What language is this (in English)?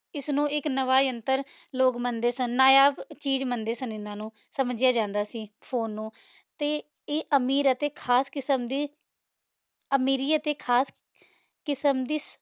Punjabi